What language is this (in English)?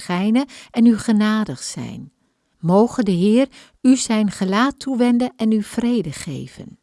Dutch